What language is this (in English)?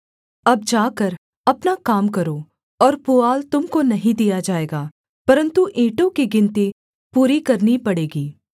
Hindi